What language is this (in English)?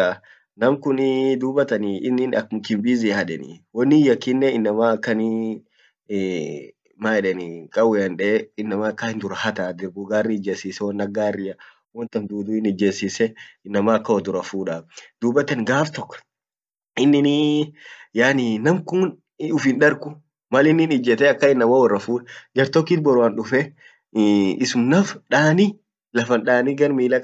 Orma